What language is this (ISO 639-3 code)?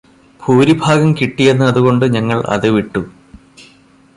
mal